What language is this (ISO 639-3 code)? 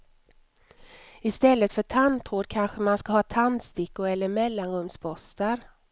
swe